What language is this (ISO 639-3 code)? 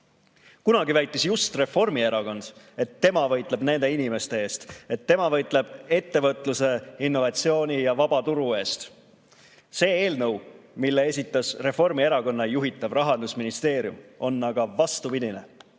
est